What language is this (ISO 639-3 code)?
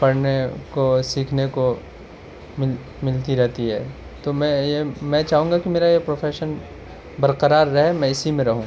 urd